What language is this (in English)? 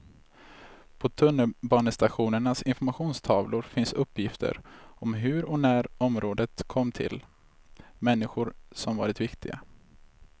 Swedish